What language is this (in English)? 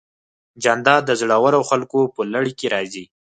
Pashto